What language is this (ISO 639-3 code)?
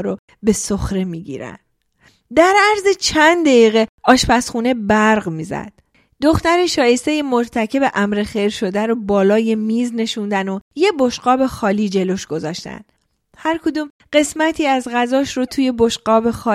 fas